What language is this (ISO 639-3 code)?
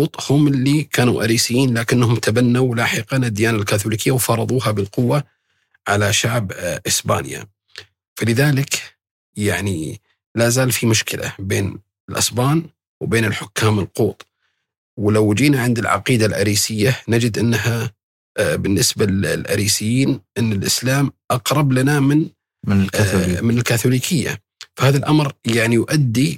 ara